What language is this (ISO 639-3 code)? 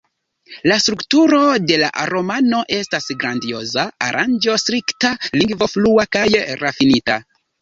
epo